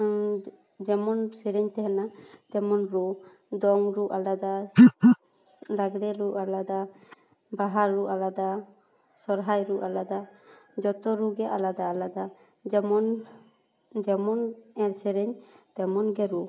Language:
Santali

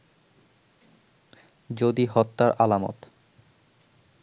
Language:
Bangla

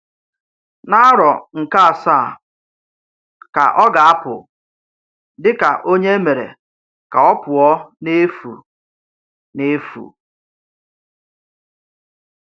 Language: Igbo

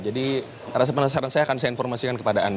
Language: Indonesian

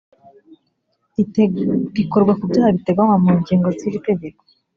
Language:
Kinyarwanda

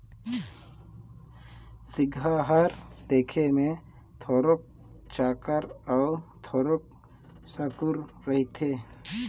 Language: Chhattisgarhi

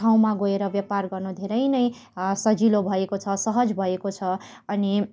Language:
Nepali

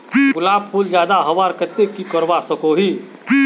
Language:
Magahi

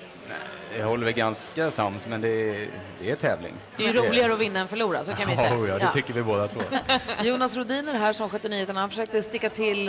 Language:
Swedish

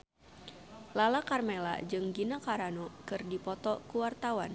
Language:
Sundanese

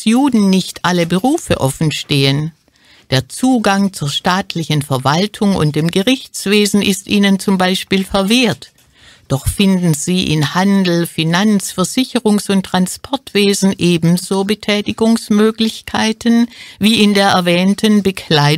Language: German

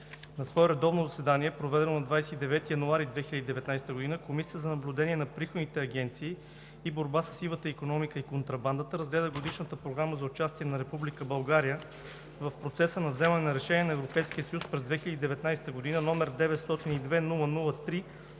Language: Bulgarian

